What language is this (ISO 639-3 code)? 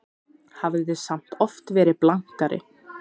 isl